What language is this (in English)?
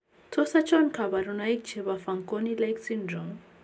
Kalenjin